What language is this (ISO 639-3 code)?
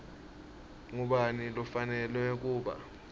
ssw